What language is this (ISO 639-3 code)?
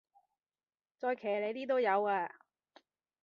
yue